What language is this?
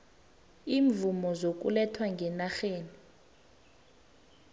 South Ndebele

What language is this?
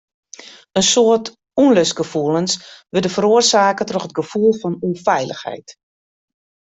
Western Frisian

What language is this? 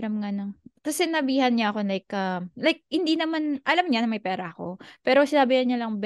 Filipino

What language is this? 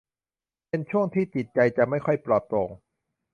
Thai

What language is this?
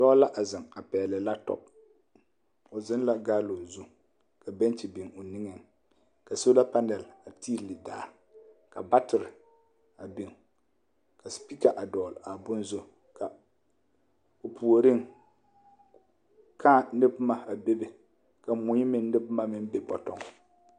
Southern Dagaare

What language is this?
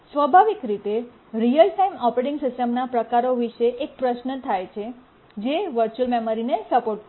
Gujarati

